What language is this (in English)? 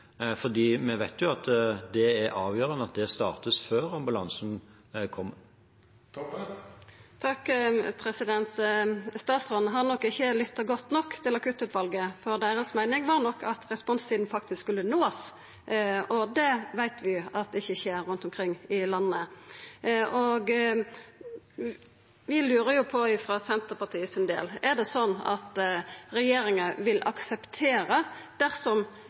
Norwegian